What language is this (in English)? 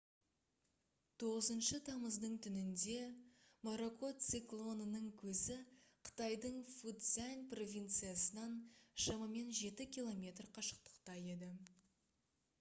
Kazakh